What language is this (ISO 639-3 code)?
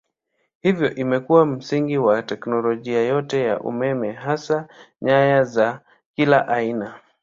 swa